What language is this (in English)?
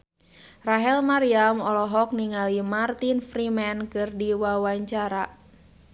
Sundanese